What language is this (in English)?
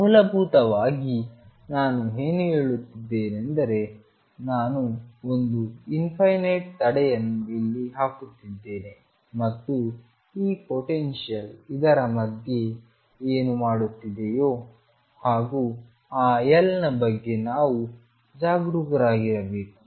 Kannada